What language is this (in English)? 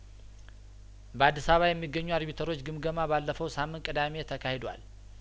Amharic